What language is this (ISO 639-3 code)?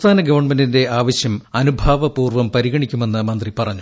mal